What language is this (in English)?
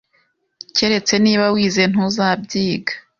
Kinyarwanda